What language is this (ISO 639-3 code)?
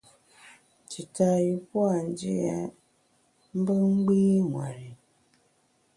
bax